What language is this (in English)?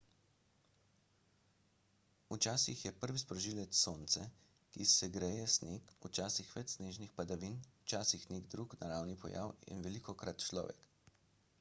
Slovenian